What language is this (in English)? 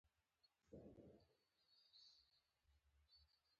Pashto